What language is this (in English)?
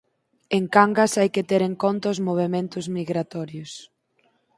Galician